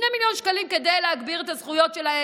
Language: Hebrew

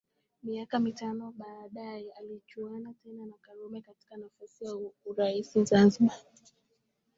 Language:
Swahili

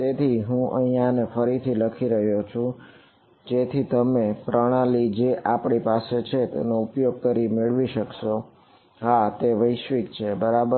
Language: Gujarati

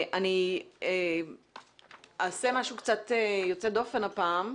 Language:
Hebrew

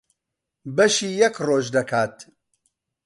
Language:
Central Kurdish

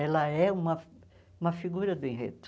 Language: Portuguese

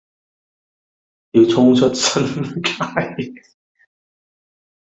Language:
Cantonese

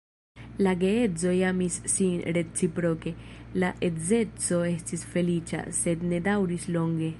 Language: Esperanto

